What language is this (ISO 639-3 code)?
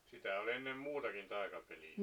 fin